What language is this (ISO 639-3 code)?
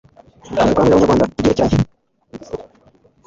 kin